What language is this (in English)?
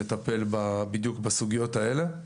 Hebrew